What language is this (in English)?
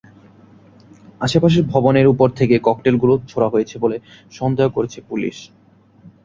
Bangla